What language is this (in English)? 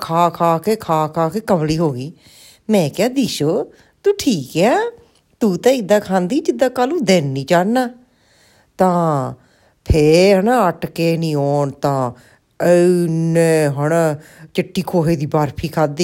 Punjabi